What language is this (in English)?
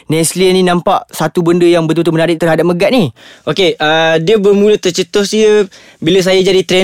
Malay